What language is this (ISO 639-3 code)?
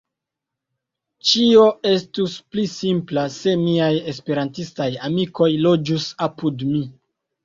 epo